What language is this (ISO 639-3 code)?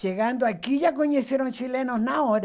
por